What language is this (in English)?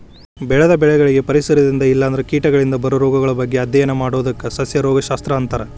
Kannada